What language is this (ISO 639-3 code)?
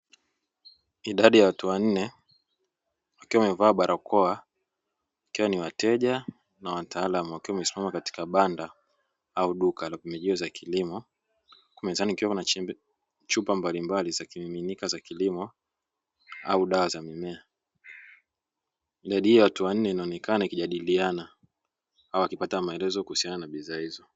swa